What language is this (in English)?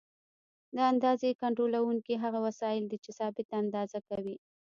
Pashto